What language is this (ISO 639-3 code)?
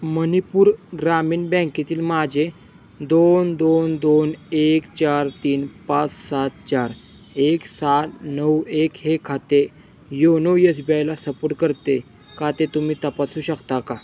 mar